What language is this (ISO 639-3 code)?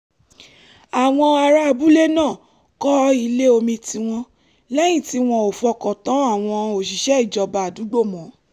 yor